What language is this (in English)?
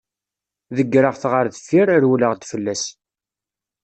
Kabyle